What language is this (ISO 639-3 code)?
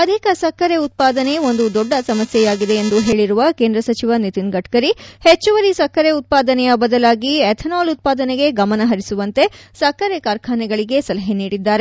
kan